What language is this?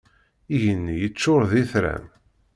Kabyle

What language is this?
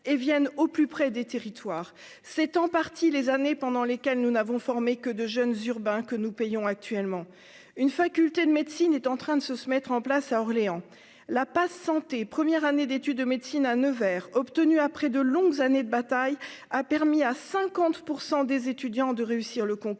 French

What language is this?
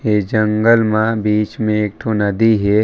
Chhattisgarhi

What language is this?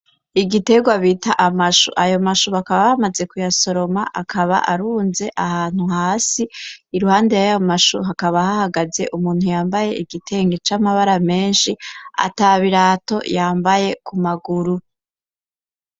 Rundi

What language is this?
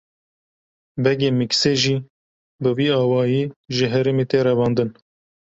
Kurdish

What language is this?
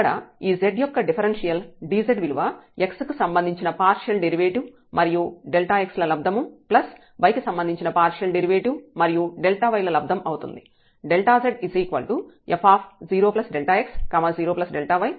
Telugu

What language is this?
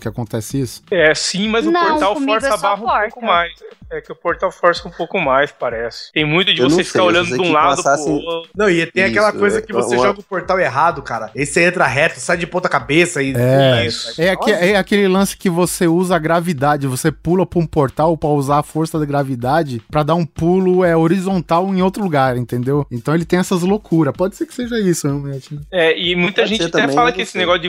Portuguese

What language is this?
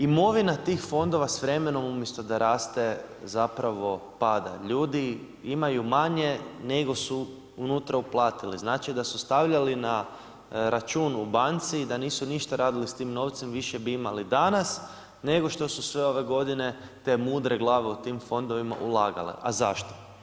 Croatian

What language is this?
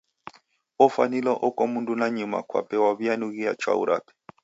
Taita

